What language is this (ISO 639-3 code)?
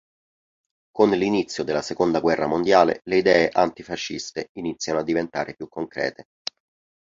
ita